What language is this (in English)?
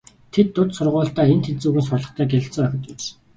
Mongolian